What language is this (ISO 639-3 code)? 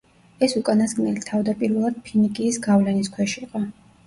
kat